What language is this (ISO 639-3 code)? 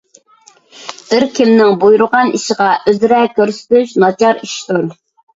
uig